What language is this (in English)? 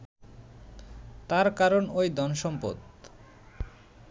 Bangla